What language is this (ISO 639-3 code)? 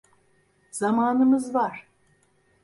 tur